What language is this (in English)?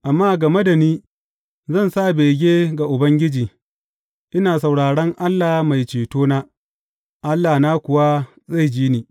Hausa